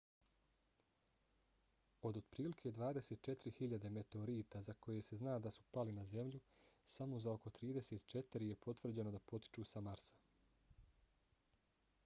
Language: Bosnian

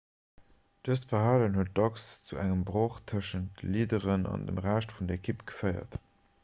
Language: Luxembourgish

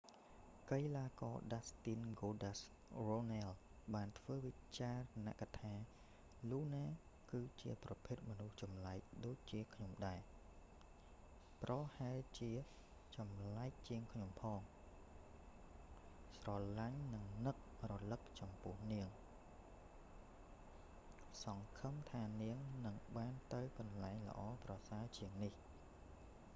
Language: Khmer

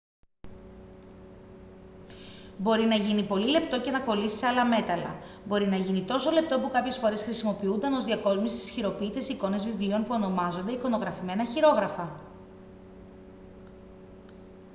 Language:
Greek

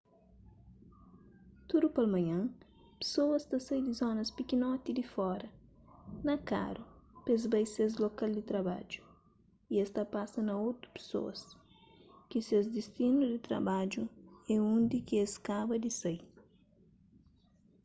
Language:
Kabuverdianu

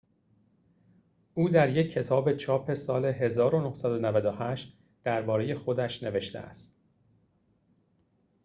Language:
Persian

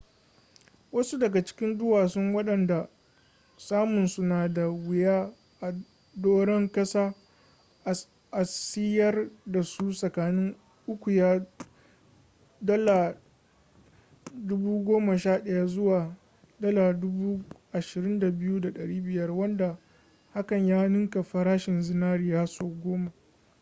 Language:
Hausa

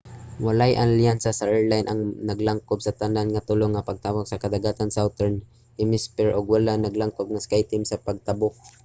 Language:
Cebuano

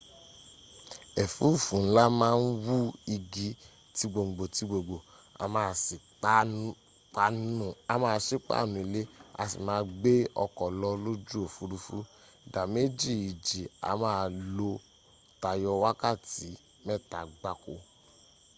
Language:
Yoruba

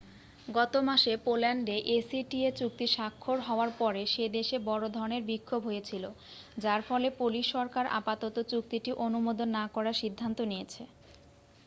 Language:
Bangla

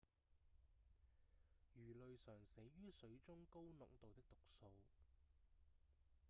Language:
Cantonese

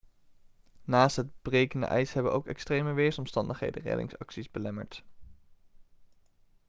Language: Dutch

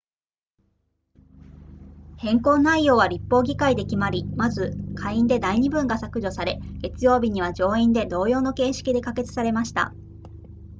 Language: Japanese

